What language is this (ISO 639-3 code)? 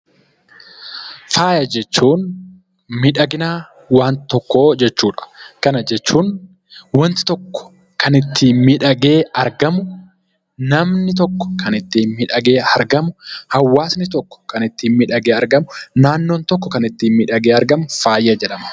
orm